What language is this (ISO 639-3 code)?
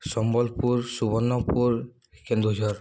ori